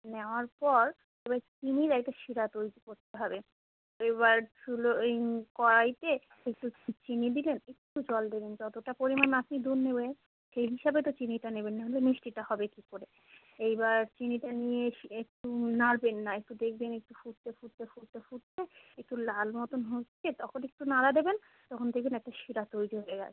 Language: Bangla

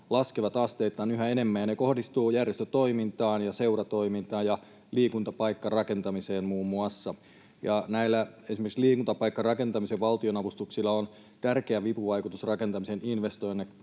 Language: Finnish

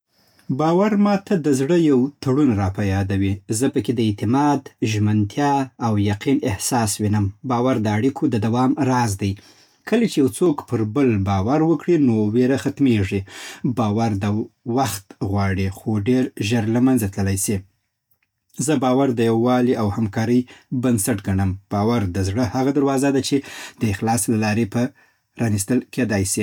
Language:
Southern Pashto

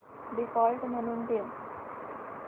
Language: Marathi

